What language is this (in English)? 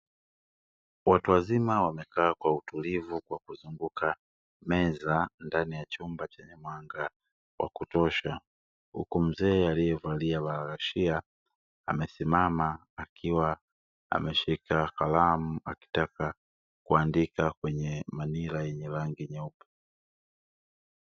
Swahili